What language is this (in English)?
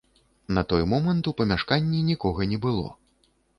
Belarusian